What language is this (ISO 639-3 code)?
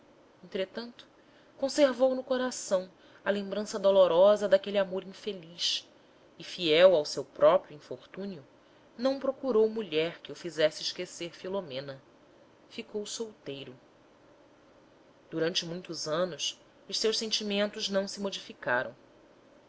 por